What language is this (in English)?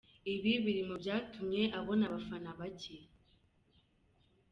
Kinyarwanda